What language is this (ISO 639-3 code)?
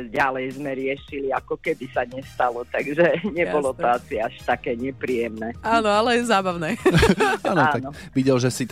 slk